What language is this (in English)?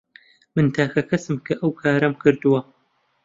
Central Kurdish